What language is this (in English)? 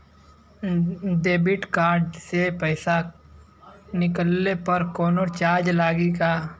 Bhojpuri